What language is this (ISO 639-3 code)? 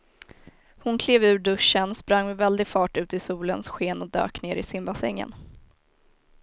swe